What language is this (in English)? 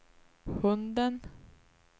Swedish